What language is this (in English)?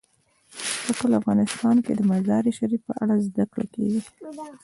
Pashto